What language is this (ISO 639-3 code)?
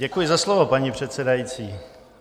ces